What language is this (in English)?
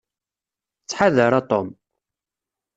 Kabyle